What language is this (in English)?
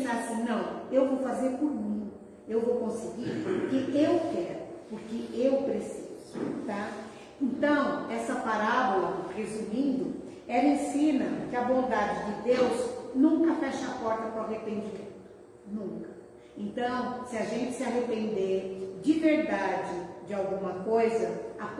Portuguese